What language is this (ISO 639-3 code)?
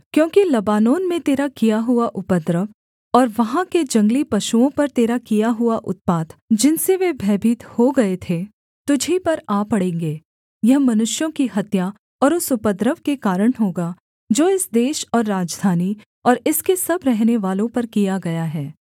hin